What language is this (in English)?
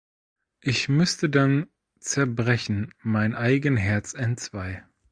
German